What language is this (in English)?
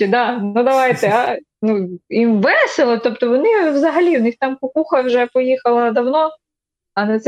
Ukrainian